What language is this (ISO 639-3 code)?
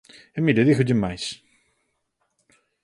glg